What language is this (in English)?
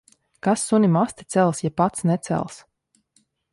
Latvian